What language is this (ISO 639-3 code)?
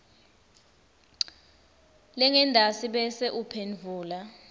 ssw